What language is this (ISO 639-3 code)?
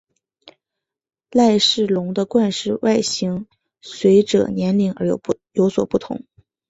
zho